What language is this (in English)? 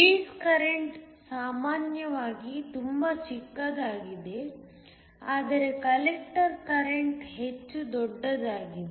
Kannada